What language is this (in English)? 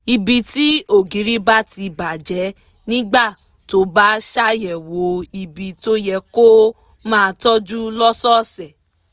Yoruba